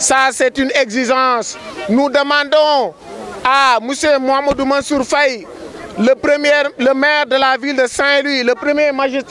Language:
French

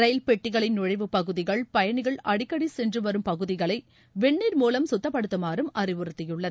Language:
Tamil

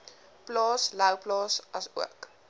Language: Afrikaans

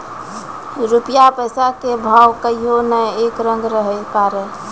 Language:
Maithili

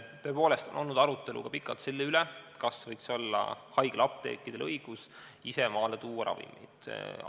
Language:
Estonian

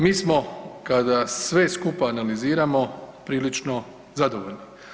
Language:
Croatian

